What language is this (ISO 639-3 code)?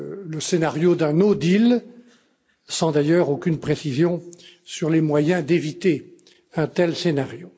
fra